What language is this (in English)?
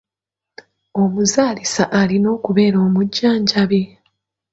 Ganda